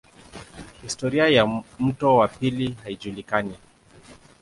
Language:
Swahili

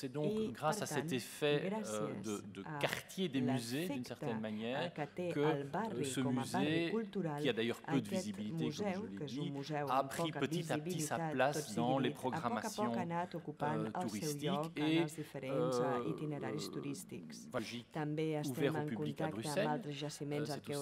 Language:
French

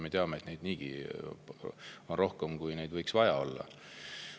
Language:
Estonian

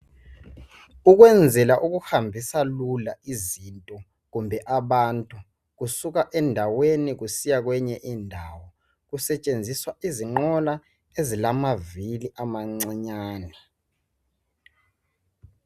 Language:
North Ndebele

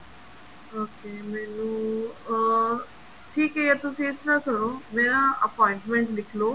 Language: Punjabi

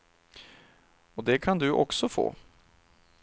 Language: Swedish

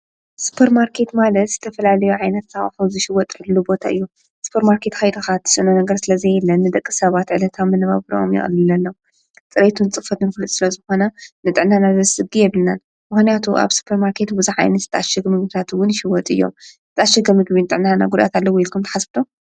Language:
Tigrinya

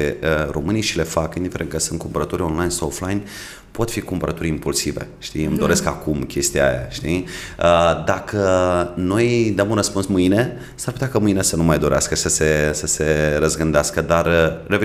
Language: Romanian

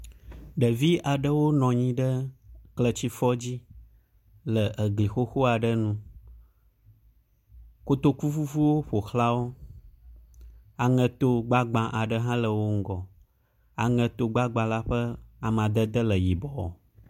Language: Ewe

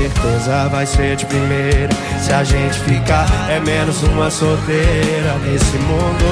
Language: Portuguese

